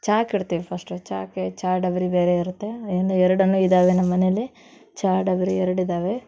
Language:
Kannada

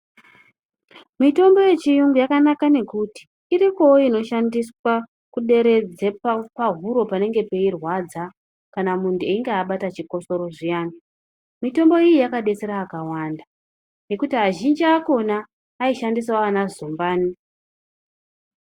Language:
Ndau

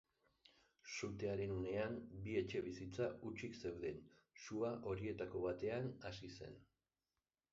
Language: Basque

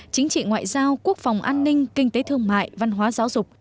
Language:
Vietnamese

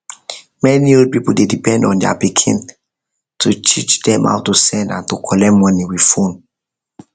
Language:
Nigerian Pidgin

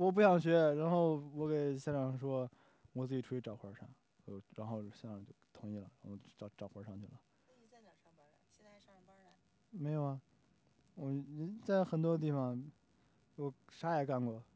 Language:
Chinese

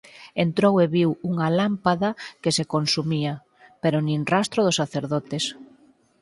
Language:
Galician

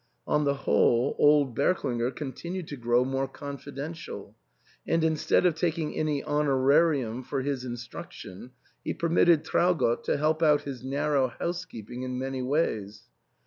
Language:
English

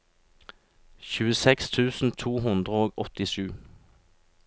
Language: Norwegian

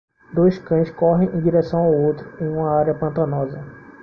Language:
Portuguese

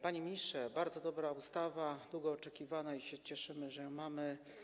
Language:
Polish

